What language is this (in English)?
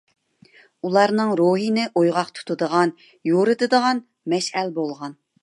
Uyghur